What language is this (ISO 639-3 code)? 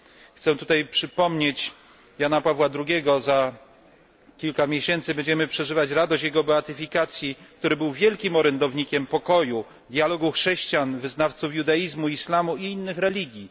pol